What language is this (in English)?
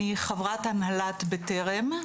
Hebrew